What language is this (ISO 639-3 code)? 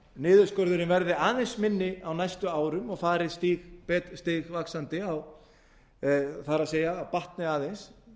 isl